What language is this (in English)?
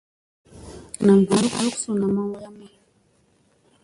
Musey